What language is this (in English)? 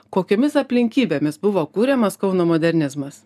Lithuanian